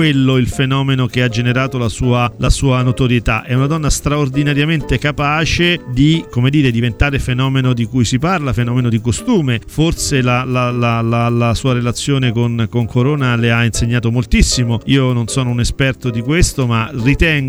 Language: Italian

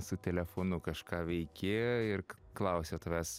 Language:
Lithuanian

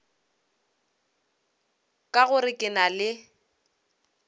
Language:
Northern Sotho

